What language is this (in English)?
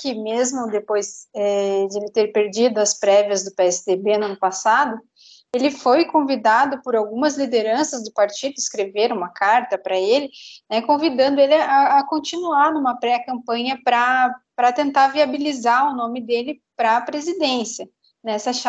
Portuguese